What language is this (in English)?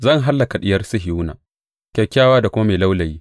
Hausa